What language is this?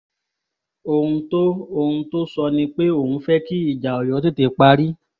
Yoruba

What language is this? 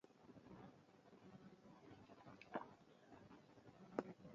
Luo (Kenya and Tanzania)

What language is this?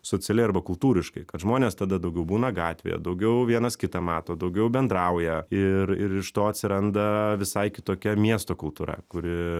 Lithuanian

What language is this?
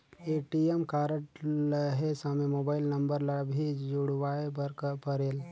Chhattisgarhi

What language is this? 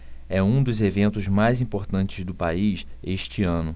Portuguese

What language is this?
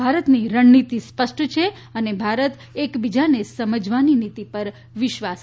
Gujarati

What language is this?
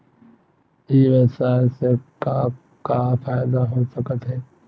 Chhattisgarhi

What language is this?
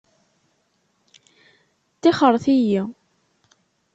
Kabyle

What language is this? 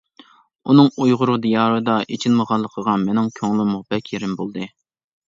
Uyghur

